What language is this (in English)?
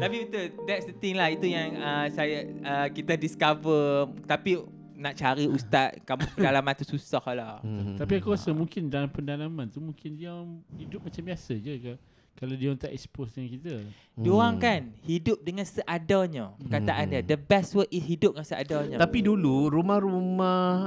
Malay